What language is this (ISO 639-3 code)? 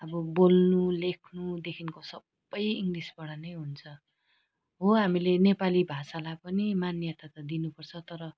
nep